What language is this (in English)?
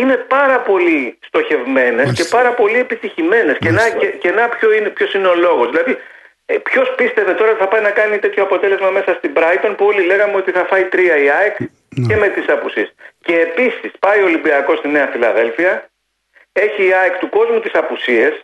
Greek